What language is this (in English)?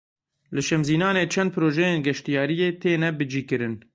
Kurdish